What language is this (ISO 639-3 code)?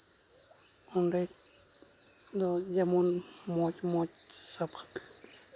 sat